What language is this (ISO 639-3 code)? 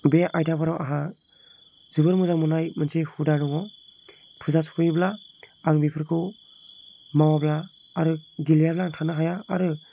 brx